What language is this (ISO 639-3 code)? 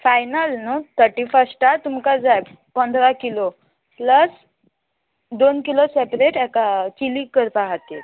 kok